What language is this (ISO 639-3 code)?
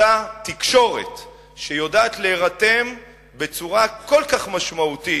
heb